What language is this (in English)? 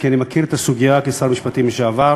Hebrew